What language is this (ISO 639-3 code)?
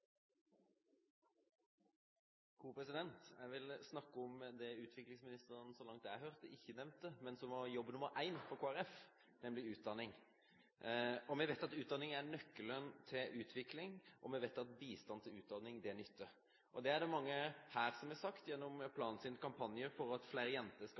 nob